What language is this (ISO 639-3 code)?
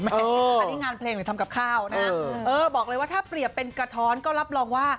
tha